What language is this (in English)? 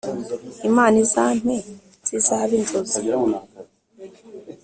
Kinyarwanda